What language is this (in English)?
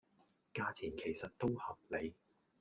Cantonese